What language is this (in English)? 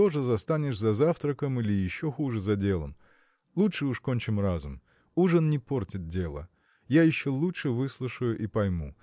Russian